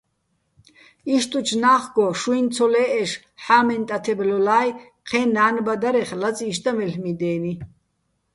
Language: Bats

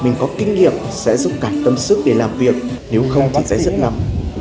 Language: Vietnamese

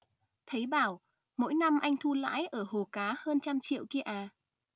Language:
Vietnamese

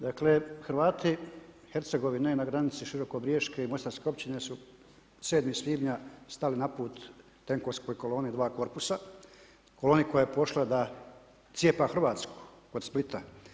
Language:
Croatian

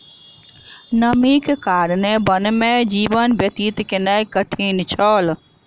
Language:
Maithili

